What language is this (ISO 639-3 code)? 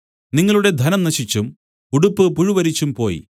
mal